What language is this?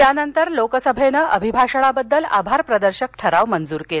Marathi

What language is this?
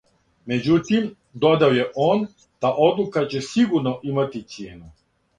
Serbian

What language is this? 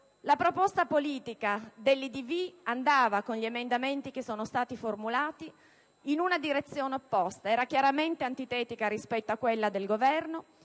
Italian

